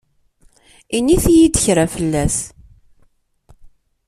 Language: Kabyle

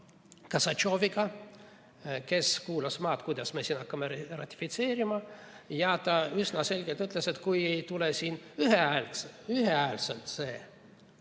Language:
Estonian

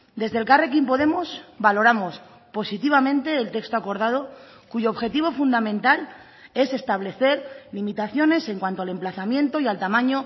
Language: Spanish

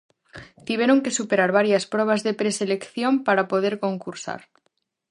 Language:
Galician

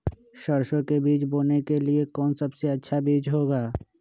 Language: Magahi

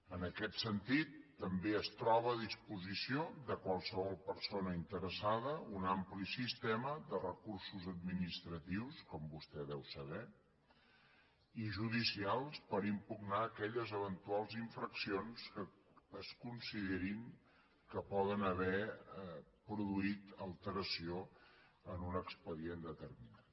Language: Catalan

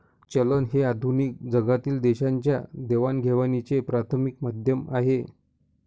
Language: Marathi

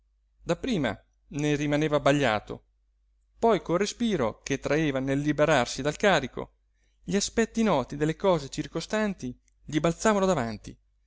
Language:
Italian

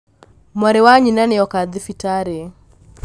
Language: Kikuyu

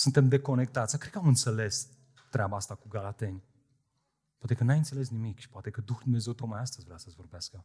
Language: Romanian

